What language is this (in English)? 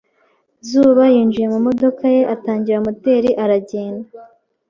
Kinyarwanda